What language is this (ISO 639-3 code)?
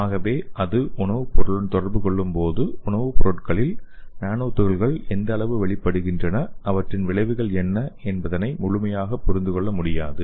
tam